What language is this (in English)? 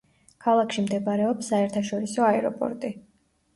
Georgian